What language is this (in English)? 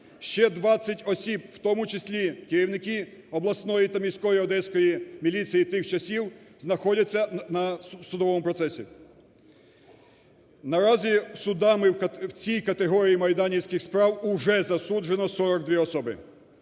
Ukrainian